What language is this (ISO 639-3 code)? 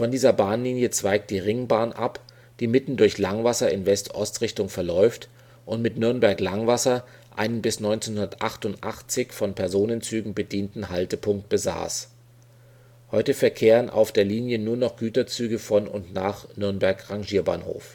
deu